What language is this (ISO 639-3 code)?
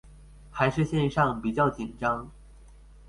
zho